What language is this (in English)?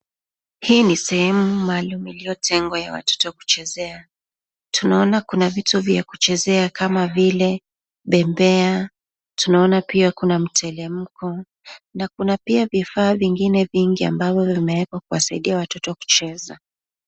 Swahili